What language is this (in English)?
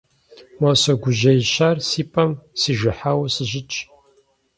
Kabardian